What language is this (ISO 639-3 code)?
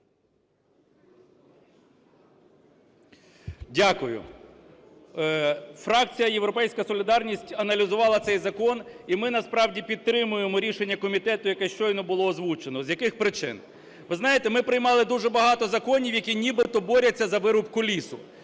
ukr